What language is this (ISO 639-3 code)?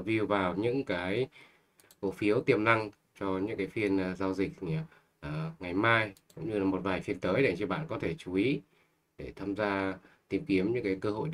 vie